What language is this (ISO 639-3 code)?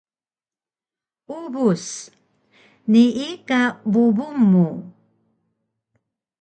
trv